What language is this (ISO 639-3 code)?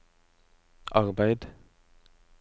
nor